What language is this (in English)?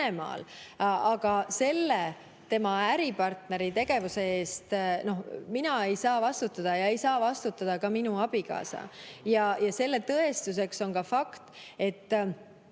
Estonian